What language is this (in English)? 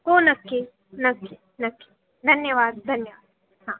Marathi